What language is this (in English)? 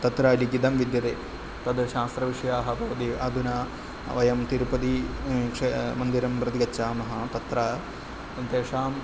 Sanskrit